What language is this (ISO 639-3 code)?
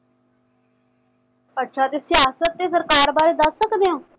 pan